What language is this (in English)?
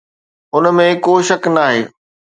Sindhi